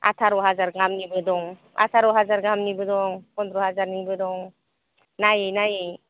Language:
Bodo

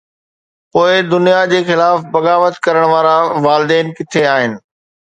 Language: Sindhi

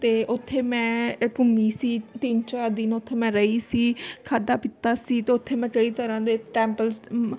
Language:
Punjabi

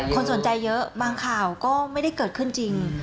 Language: Thai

